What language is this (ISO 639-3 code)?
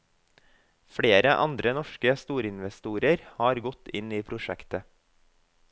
nor